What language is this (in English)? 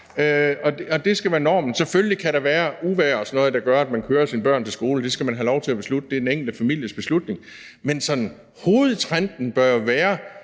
Danish